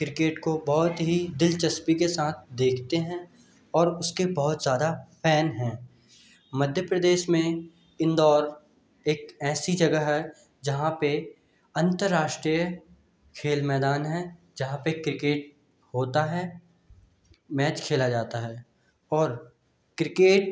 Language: Hindi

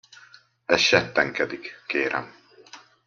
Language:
Hungarian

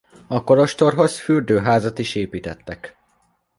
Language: Hungarian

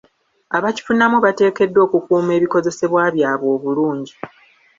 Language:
Ganda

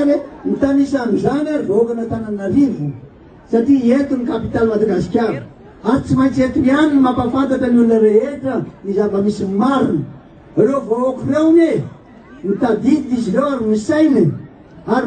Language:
Turkish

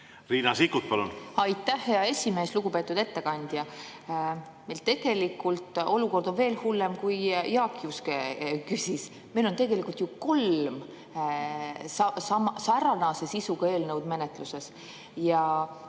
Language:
Estonian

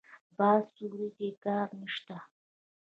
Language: Pashto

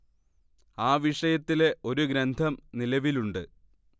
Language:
Malayalam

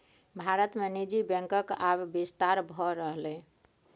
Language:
Maithili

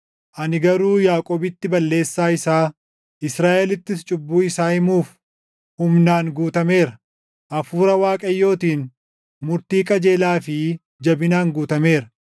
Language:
Oromo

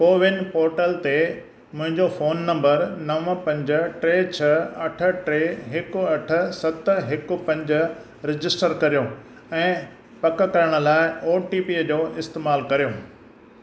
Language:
Sindhi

